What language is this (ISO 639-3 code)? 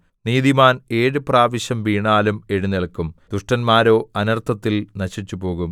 mal